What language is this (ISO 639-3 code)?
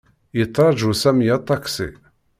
kab